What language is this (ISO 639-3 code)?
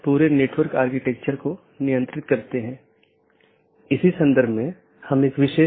hin